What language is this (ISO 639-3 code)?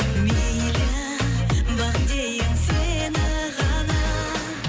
kaz